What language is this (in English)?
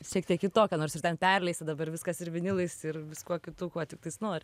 Lithuanian